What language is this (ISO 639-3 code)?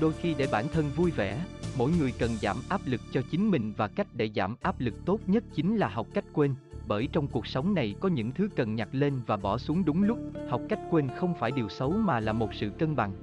vie